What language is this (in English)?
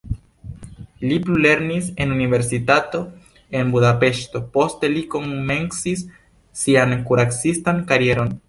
Esperanto